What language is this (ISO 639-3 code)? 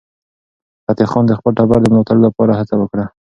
pus